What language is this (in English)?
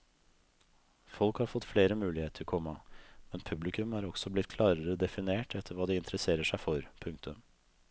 Norwegian